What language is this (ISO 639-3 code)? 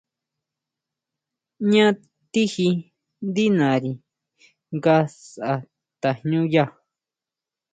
mau